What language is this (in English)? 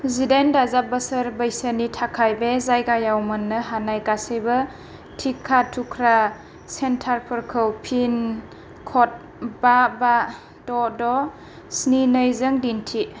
Bodo